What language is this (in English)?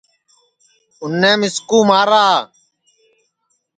Sansi